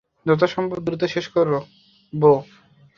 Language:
Bangla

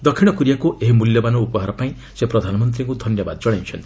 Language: Odia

